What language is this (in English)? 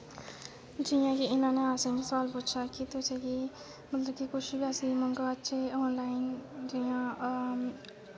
Dogri